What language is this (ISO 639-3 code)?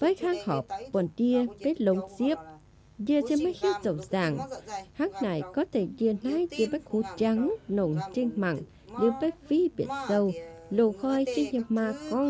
vie